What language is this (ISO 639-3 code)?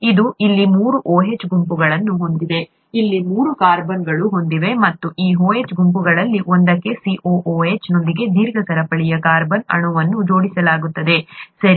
kan